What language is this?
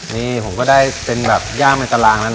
Thai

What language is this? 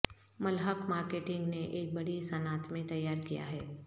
Urdu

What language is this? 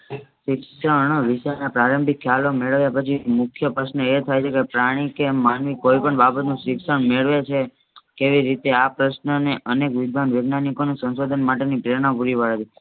Gujarati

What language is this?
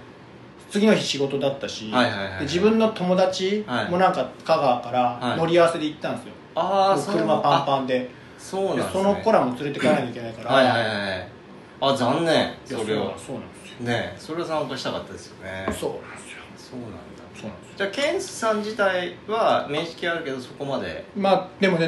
Japanese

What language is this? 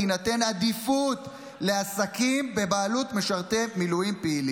Hebrew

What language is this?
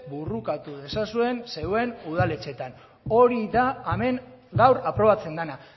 Basque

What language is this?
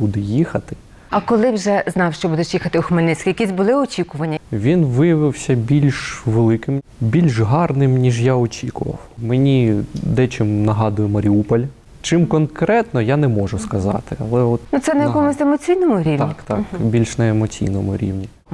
Ukrainian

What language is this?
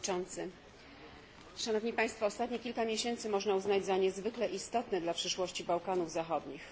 Polish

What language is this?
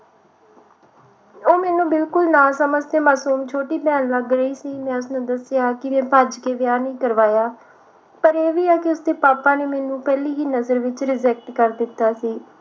Punjabi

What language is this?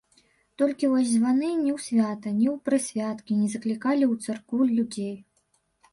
Belarusian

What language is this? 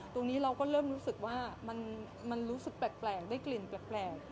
Thai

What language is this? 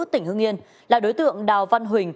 Vietnamese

